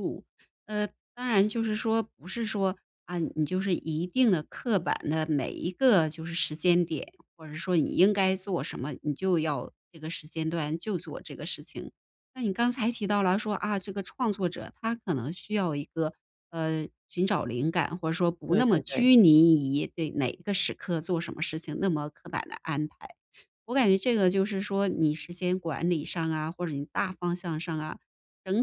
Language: Chinese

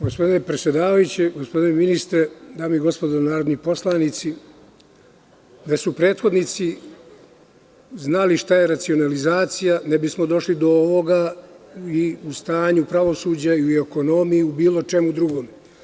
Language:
Serbian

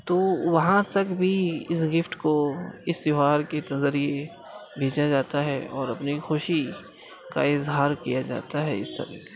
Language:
Urdu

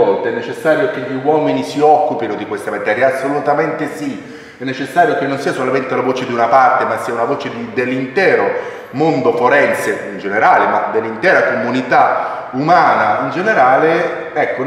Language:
Italian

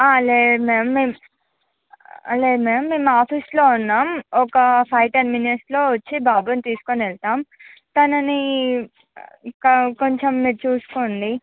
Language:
Telugu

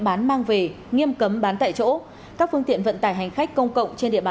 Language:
Vietnamese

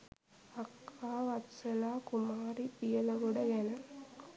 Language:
Sinhala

